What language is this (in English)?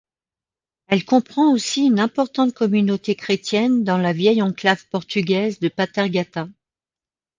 French